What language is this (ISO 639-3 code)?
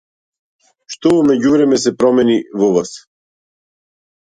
mkd